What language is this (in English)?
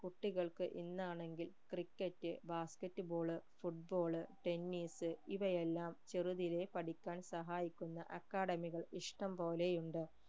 Malayalam